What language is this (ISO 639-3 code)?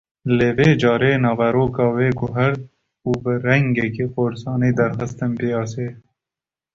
kur